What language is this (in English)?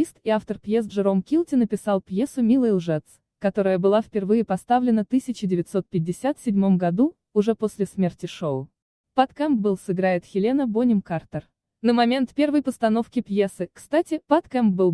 Russian